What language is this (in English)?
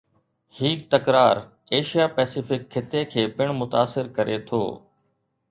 Sindhi